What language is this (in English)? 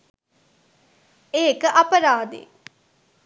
Sinhala